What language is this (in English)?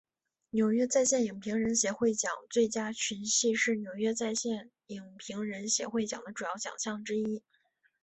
Chinese